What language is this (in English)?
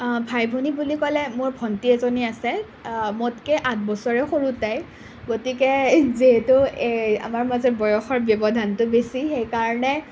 Assamese